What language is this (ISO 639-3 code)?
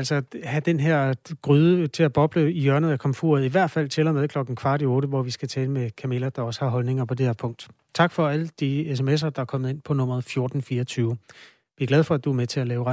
dan